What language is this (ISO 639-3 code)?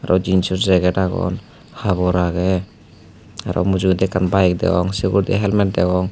ccp